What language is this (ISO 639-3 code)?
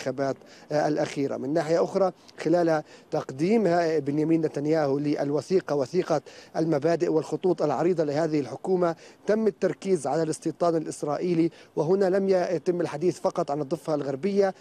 ara